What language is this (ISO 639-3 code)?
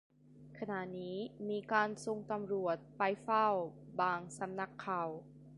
tha